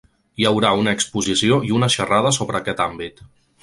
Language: Catalan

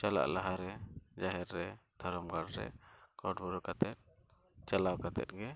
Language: Santali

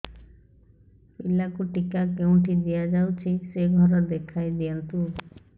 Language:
Odia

